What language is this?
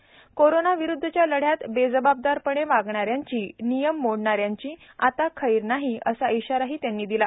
Marathi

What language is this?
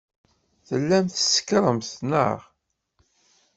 Kabyle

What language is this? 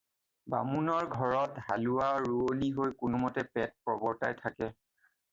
Assamese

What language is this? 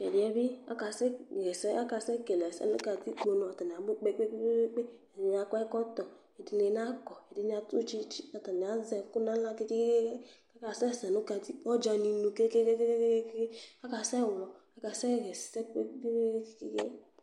Ikposo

